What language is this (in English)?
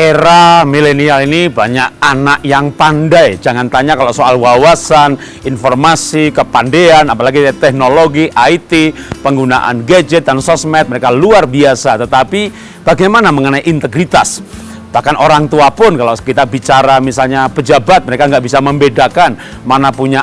Indonesian